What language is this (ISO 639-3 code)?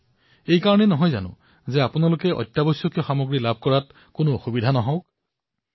asm